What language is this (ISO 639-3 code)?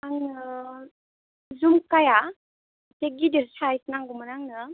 brx